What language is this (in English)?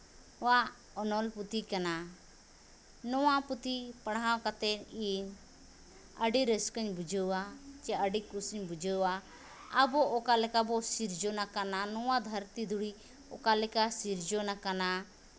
Santali